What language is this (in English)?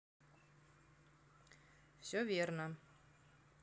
Russian